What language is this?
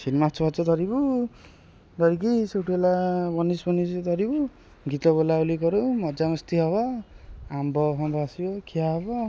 Odia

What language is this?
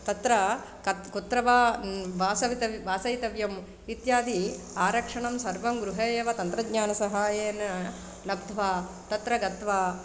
Sanskrit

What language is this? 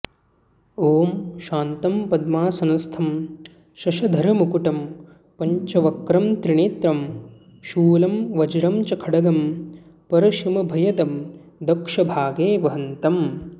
Sanskrit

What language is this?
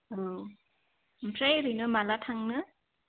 Bodo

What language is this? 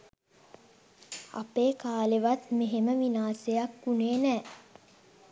Sinhala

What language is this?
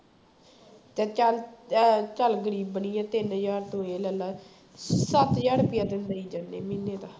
Punjabi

